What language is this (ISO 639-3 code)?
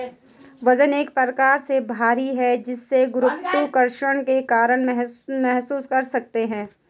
hin